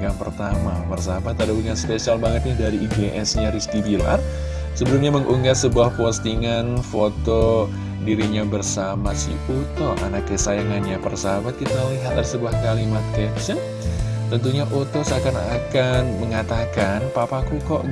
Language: Indonesian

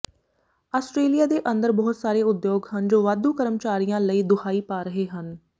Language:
Punjabi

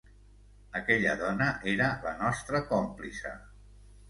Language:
Catalan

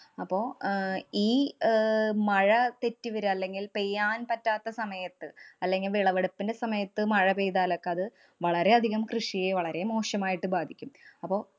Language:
Malayalam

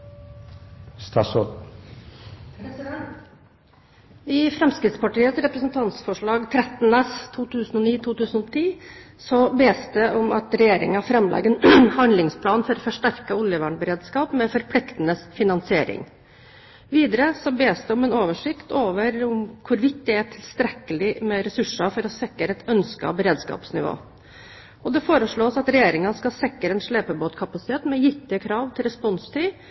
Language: Norwegian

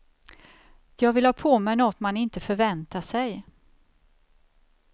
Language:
Swedish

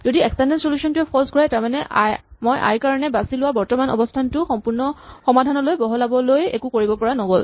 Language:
Assamese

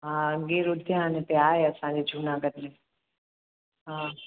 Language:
Sindhi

